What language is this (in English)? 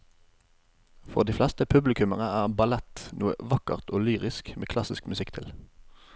Norwegian